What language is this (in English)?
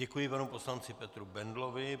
Czech